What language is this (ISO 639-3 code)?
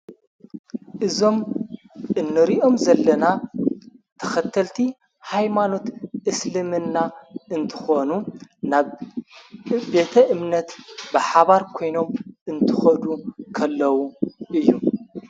tir